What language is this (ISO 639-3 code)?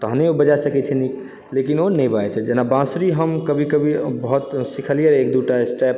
mai